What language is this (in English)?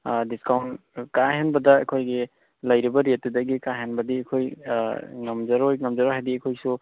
Manipuri